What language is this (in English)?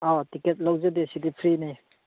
Manipuri